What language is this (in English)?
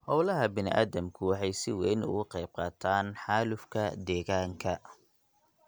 Somali